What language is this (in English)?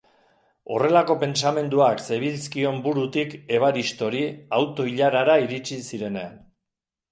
Basque